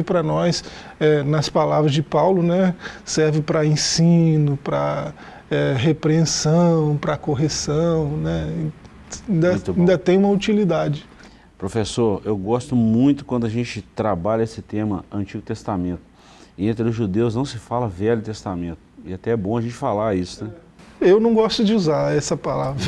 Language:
Portuguese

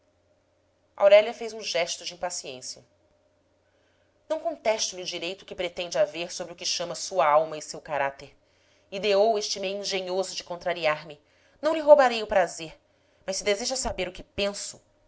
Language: Portuguese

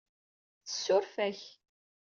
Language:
Kabyle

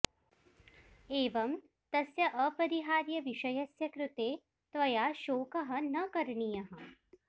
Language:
Sanskrit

